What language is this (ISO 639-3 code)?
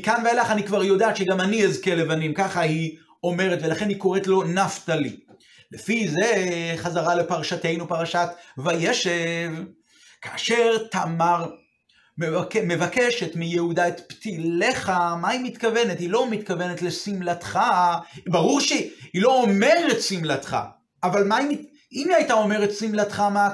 heb